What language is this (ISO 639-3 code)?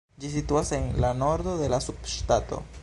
epo